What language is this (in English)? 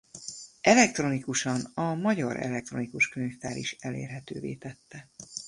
Hungarian